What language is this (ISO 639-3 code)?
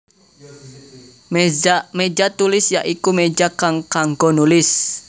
jav